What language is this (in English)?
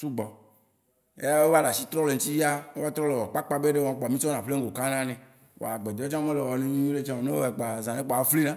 Waci Gbe